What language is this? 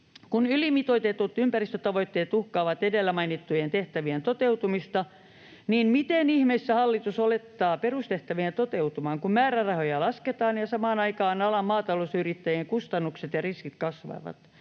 Finnish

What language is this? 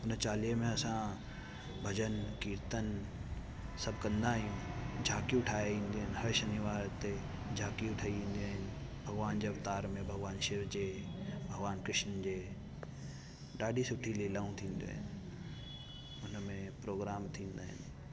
Sindhi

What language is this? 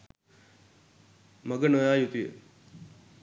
Sinhala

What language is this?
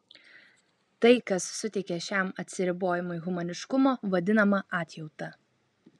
Lithuanian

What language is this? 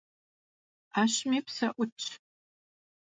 Kabardian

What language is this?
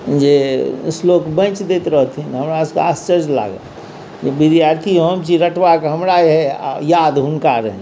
Maithili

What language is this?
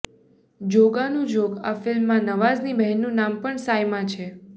Gujarati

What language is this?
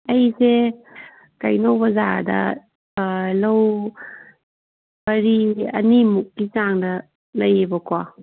Manipuri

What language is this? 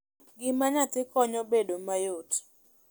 Luo (Kenya and Tanzania)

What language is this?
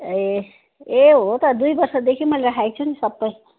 Nepali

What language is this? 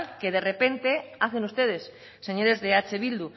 Spanish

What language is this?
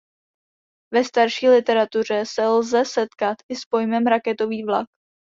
Czech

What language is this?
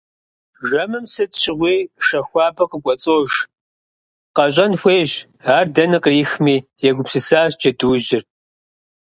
Kabardian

